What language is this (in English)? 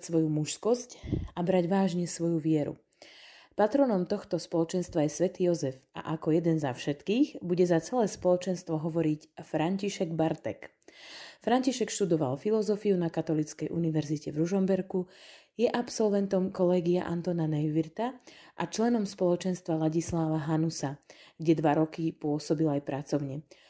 Slovak